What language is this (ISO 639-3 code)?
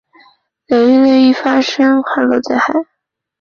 zho